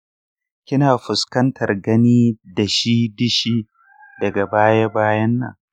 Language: Hausa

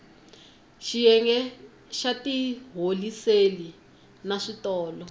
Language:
Tsonga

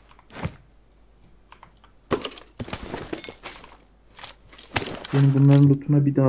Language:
Turkish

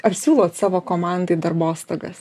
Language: Lithuanian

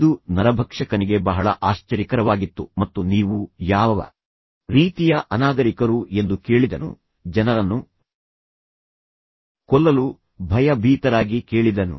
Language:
Kannada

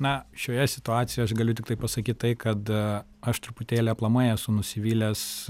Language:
Lithuanian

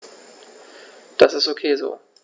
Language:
German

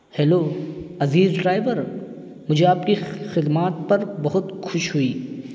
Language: Urdu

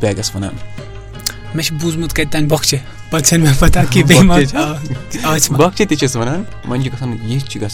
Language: Urdu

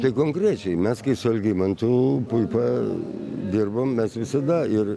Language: Lithuanian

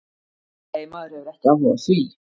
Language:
Icelandic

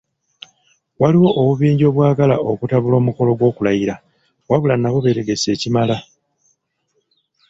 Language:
Ganda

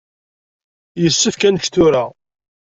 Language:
Kabyle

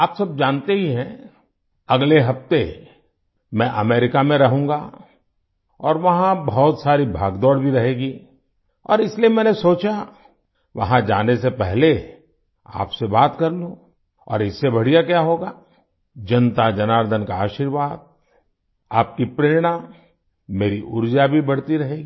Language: Hindi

